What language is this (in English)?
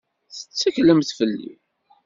Kabyle